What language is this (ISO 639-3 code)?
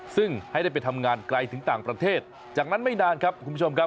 tha